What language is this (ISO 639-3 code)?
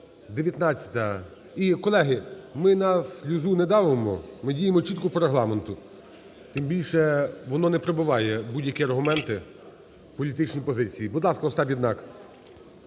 ukr